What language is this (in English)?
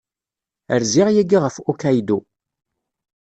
Kabyle